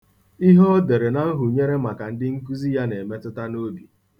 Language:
Igbo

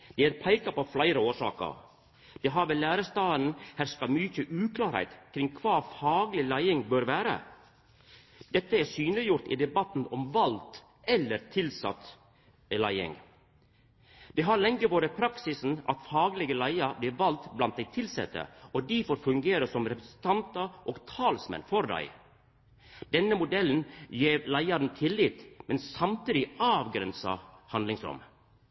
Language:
Norwegian Nynorsk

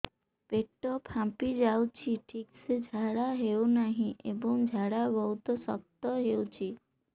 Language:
Odia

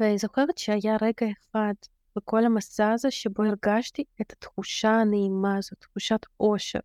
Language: Hebrew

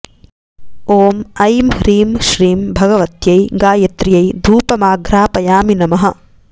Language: Sanskrit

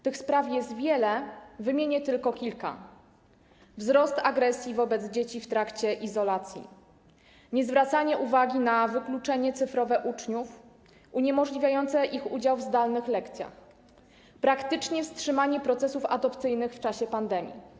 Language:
Polish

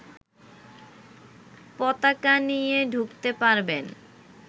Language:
Bangla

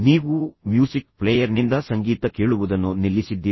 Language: Kannada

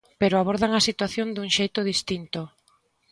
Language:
Galician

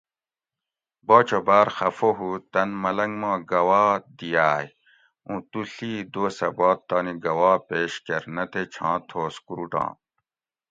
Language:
Gawri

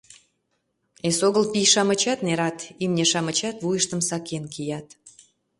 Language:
Mari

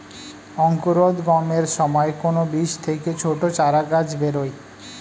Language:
Bangla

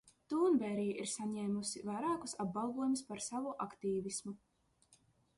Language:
Latvian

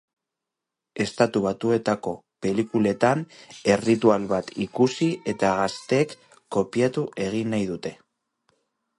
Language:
Basque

